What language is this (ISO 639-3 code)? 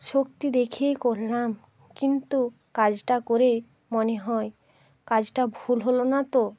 ben